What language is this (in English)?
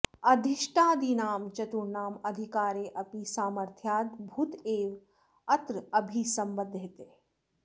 Sanskrit